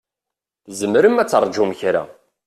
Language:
Kabyle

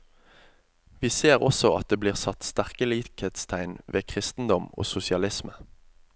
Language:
Norwegian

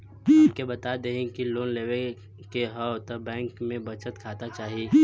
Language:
Bhojpuri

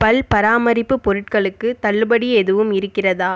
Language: Tamil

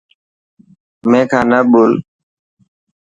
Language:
Dhatki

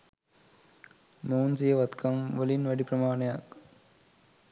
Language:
Sinhala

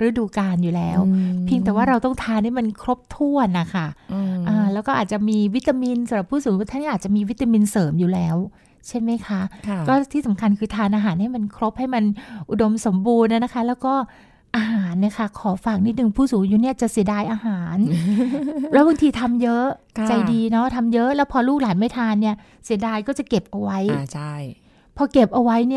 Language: Thai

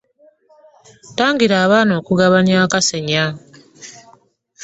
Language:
Ganda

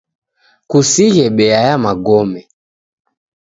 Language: Taita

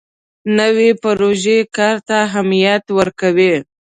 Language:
Pashto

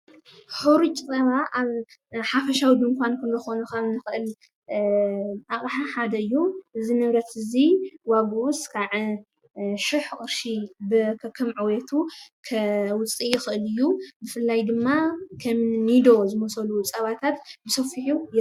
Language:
Tigrinya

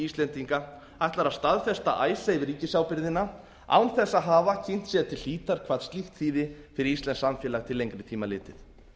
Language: Icelandic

